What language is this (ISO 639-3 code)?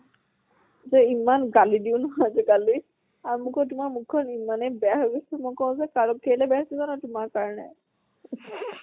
asm